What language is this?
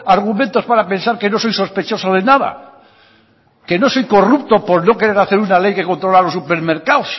Spanish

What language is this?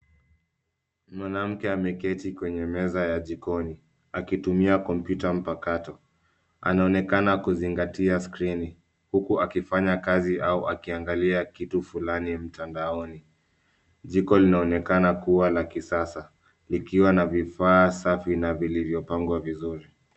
Swahili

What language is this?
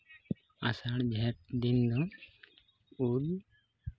Santali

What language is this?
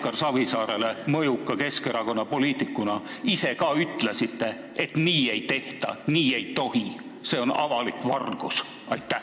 Estonian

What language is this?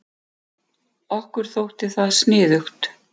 Icelandic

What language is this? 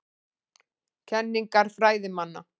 Icelandic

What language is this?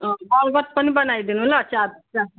Nepali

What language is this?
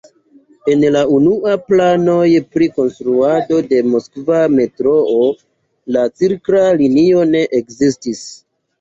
Esperanto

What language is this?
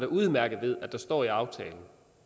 Danish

